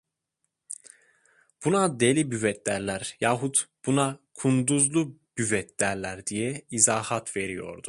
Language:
Turkish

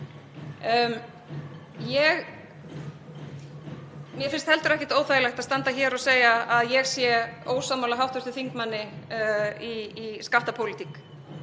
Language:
Icelandic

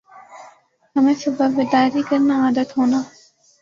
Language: Urdu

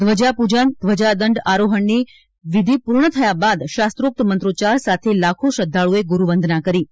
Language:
Gujarati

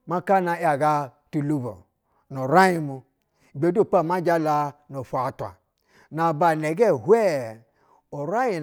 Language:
Basa (Nigeria)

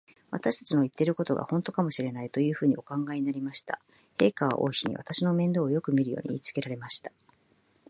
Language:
Japanese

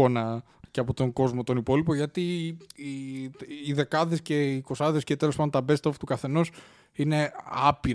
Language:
Greek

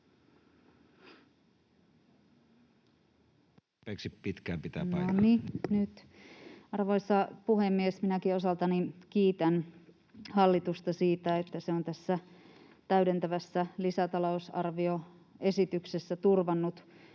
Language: Finnish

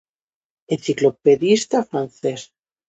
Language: Galician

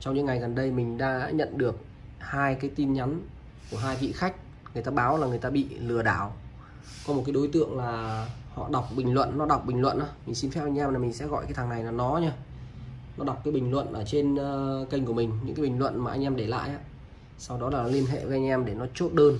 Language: Vietnamese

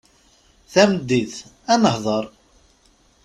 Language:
Kabyle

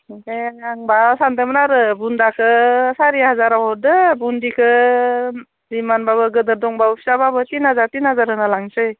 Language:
Bodo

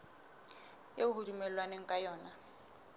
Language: Southern Sotho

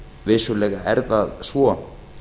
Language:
Icelandic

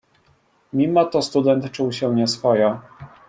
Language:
Polish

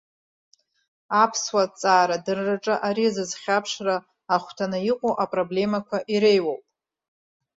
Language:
Abkhazian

